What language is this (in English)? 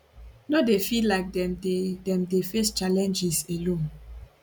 Nigerian Pidgin